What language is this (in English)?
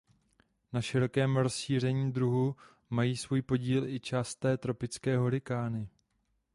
Czech